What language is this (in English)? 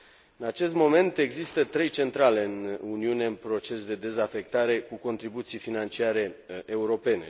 Romanian